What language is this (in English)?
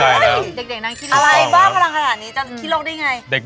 Thai